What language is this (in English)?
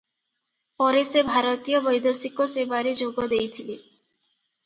Odia